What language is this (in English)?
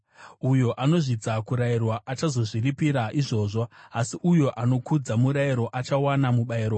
Shona